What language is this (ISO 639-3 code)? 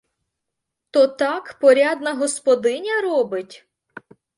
ukr